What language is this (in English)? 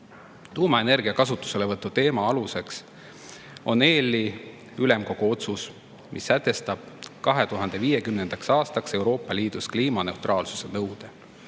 Estonian